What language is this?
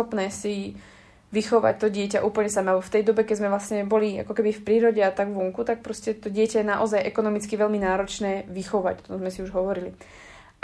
Slovak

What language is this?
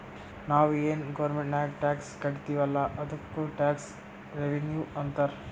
Kannada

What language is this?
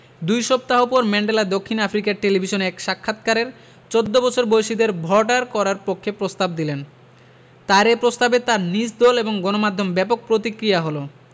Bangla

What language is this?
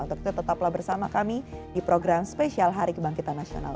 Indonesian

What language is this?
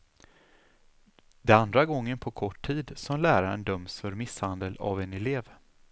Swedish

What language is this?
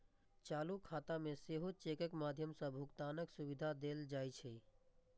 Maithili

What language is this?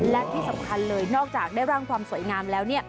Thai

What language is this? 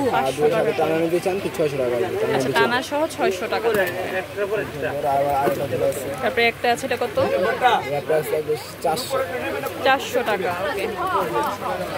Romanian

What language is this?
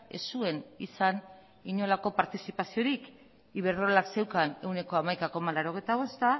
Basque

